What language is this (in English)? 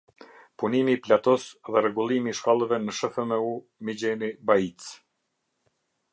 Albanian